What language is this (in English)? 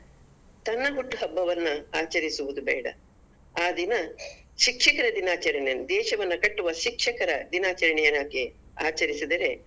Kannada